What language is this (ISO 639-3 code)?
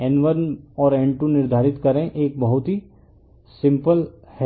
hin